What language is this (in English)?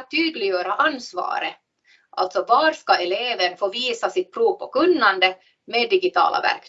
Swedish